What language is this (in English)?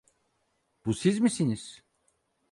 Turkish